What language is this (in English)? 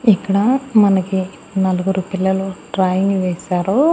Telugu